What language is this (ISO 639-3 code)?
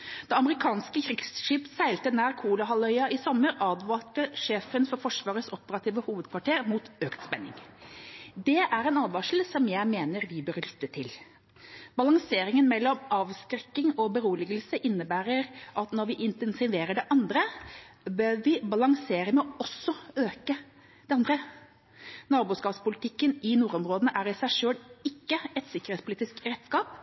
nob